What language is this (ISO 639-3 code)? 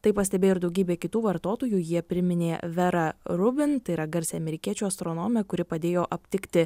lit